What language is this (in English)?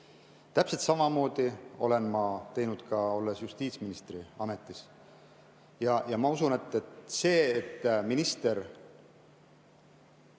Estonian